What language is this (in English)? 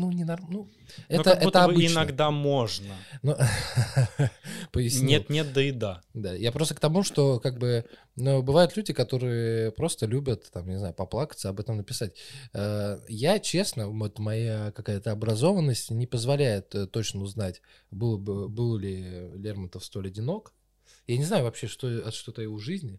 Russian